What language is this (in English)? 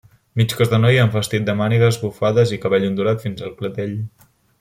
Catalan